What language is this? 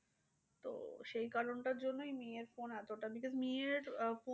Bangla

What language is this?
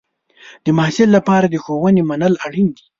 Pashto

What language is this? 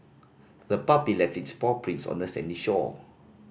English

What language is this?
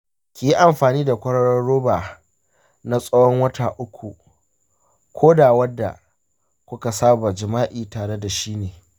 Hausa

